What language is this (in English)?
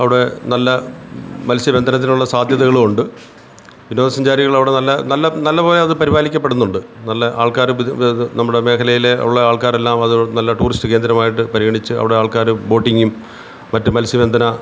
Malayalam